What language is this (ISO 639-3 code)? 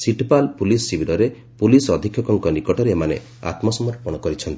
ori